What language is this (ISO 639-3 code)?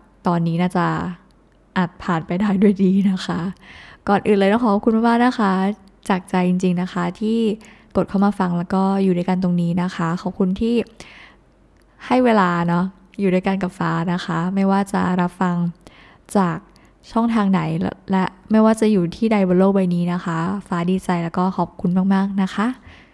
tha